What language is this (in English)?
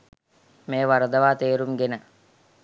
Sinhala